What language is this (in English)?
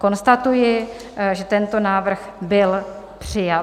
Czech